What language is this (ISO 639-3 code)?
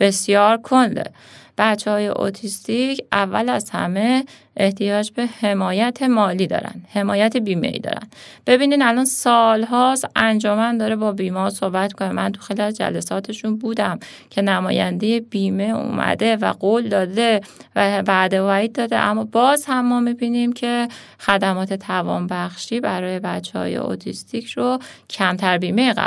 fas